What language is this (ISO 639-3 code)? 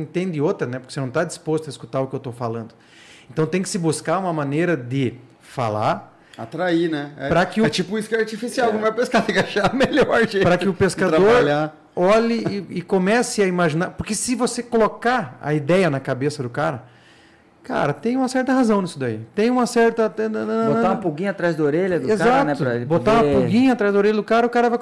por